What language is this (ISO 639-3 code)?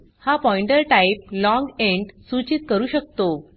mar